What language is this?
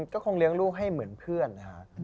Thai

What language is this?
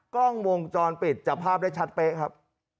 Thai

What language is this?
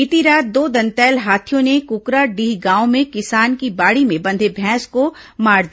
Hindi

